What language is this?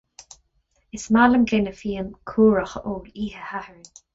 Irish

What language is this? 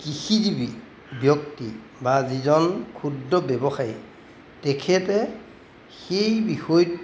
Assamese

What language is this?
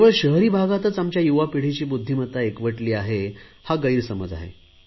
Marathi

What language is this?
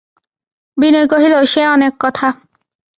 Bangla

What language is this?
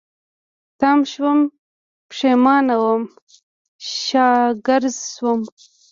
Pashto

